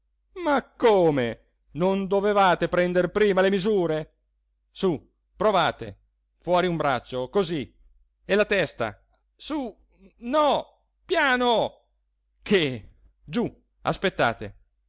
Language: Italian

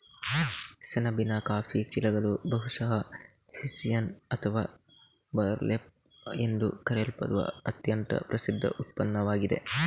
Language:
Kannada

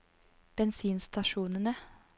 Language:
Norwegian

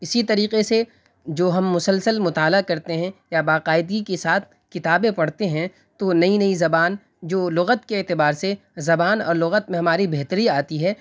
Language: Urdu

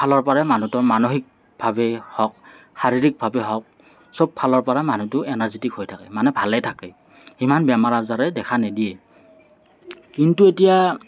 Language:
Assamese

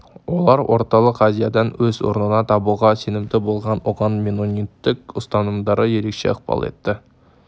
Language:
Kazakh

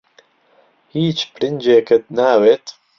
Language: Central Kurdish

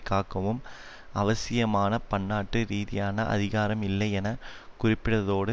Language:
Tamil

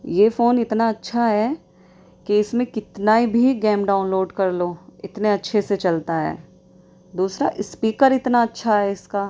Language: Urdu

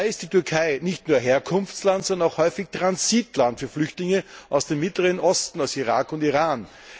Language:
German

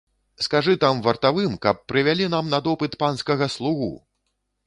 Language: Belarusian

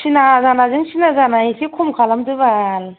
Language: Bodo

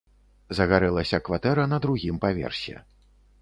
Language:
Belarusian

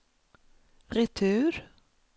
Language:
Swedish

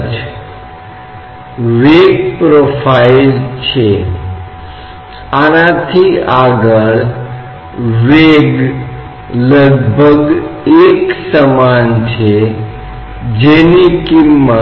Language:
Hindi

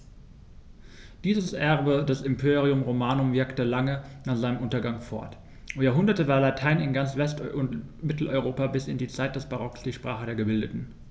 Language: German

